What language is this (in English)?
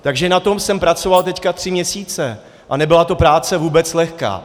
Czech